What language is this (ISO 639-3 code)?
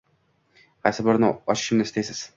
uzb